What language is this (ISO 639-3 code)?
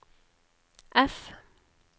nor